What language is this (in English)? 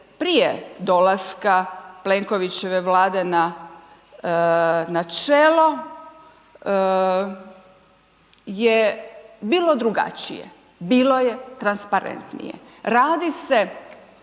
Croatian